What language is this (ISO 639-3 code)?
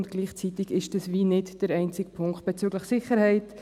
gsw